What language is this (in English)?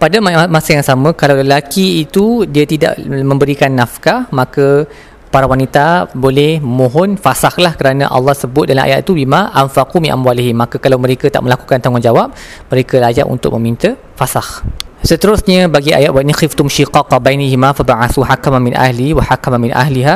Malay